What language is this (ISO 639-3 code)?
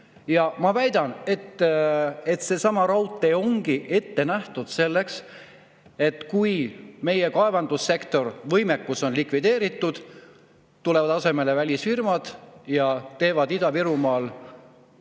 est